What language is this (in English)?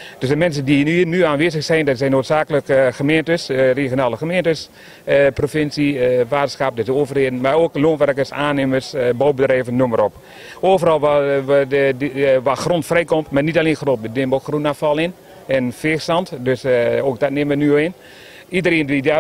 Dutch